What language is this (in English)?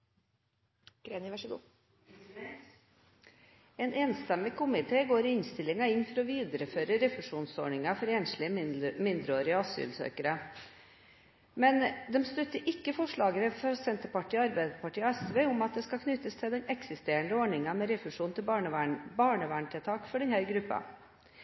Norwegian Bokmål